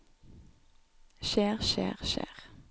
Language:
Norwegian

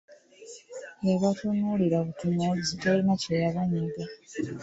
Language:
Ganda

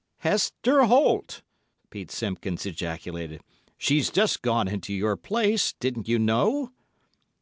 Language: English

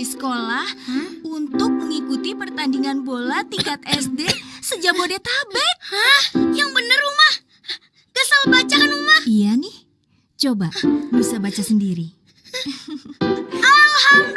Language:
Indonesian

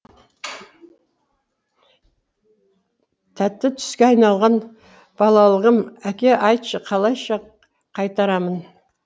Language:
Kazakh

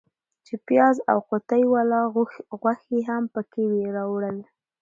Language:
Pashto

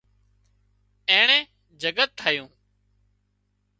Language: Wadiyara Koli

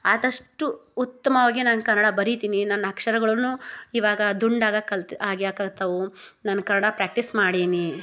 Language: Kannada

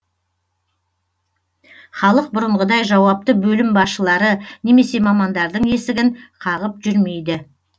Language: Kazakh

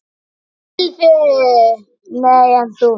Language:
Icelandic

